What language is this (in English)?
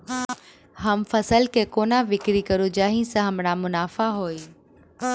Maithili